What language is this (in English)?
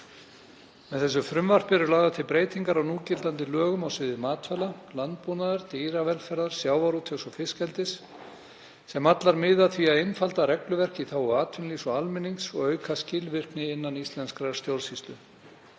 Icelandic